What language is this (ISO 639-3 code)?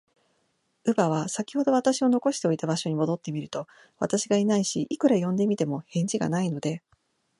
jpn